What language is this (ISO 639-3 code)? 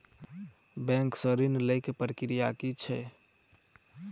mai